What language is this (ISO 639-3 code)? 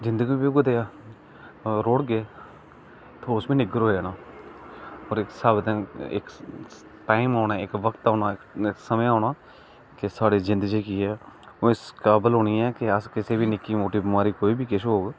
doi